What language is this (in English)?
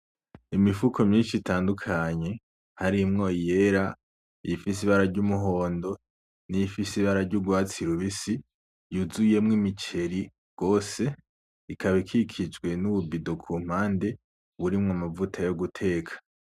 Rundi